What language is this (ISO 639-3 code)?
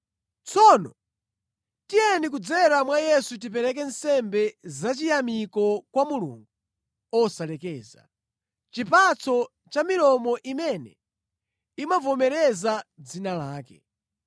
nya